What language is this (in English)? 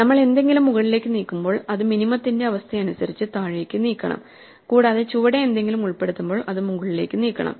Malayalam